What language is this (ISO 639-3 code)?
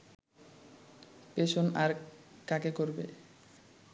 ben